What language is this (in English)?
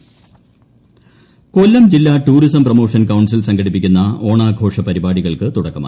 Malayalam